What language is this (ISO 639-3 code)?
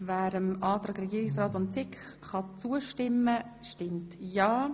gsw